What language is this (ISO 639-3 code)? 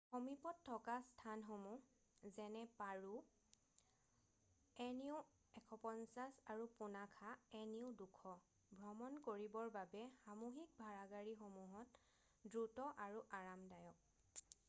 asm